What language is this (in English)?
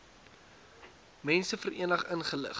Afrikaans